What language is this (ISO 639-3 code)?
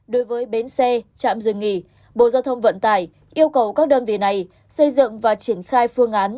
vie